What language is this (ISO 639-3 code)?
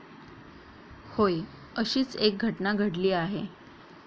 mar